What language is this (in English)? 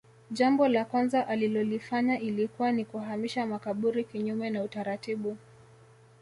Swahili